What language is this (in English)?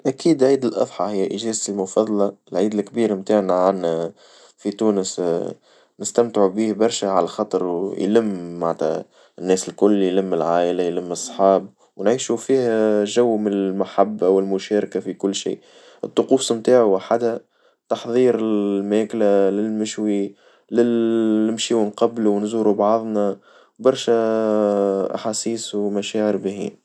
Tunisian Arabic